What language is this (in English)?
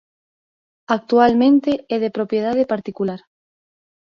Galician